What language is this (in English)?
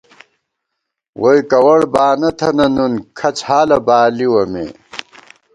Gawar-Bati